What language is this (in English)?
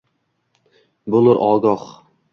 Uzbek